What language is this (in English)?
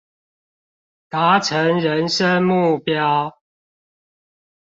Chinese